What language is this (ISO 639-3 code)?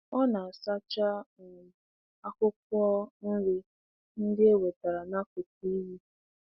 ibo